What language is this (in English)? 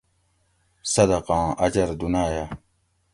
Gawri